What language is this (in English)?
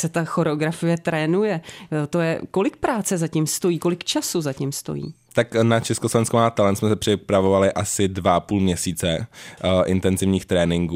Czech